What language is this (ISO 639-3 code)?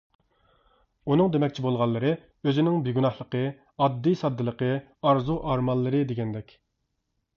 uig